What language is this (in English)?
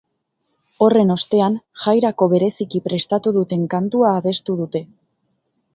Basque